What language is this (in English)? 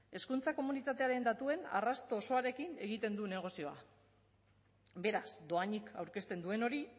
Basque